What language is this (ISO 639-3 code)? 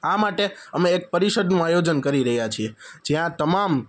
guj